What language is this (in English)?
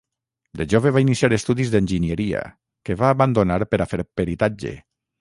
Catalan